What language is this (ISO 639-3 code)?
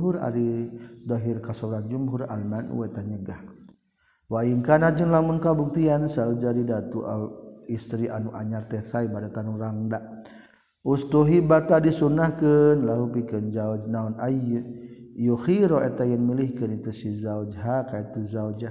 msa